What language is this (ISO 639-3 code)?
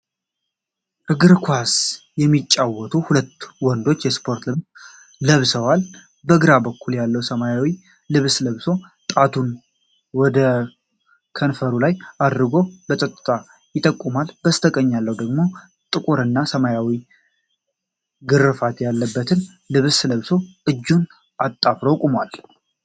amh